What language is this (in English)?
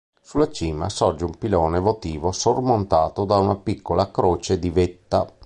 Italian